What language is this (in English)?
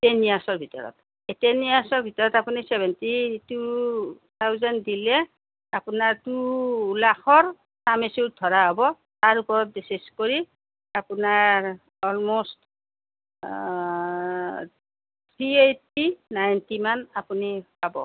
Assamese